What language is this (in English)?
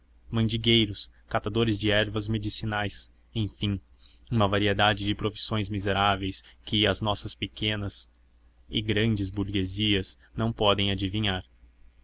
Portuguese